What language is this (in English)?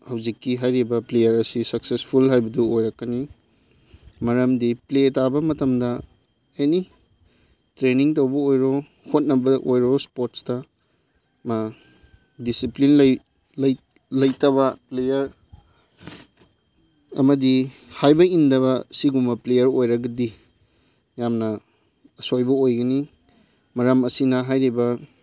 Manipuri